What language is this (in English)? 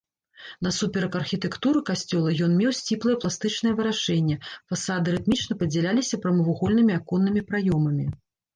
Belarusian